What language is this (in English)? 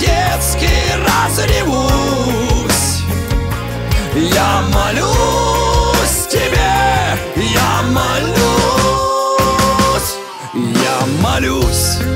Russian